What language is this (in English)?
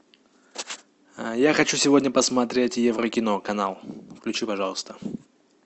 Russian